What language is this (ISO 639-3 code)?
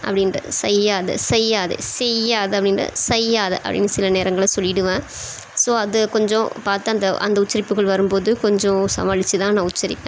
tam